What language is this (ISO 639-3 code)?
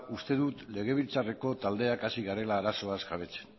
eus